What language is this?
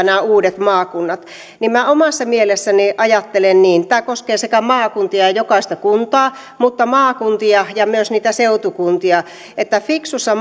Finnish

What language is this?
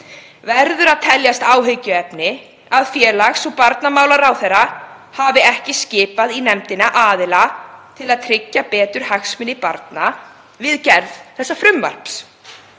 Icelandic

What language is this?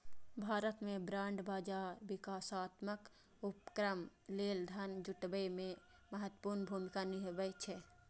Maithili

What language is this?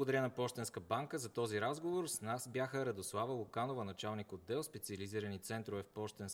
Bulgarian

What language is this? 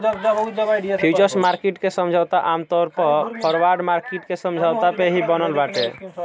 Bhojpuri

